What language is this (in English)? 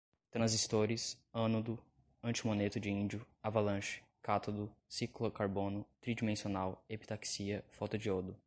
Portuguese